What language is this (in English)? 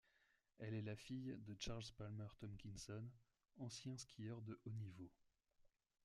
French